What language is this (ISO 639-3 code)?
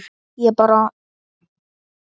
isl